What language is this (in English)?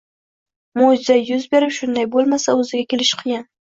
Uzbek